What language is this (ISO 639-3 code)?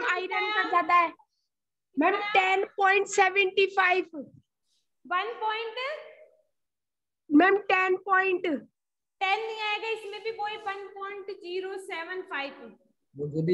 hin